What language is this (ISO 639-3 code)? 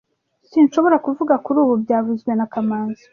kin